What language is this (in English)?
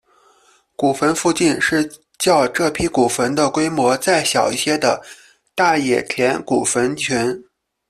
Chinese